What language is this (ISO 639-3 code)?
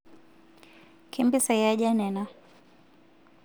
mas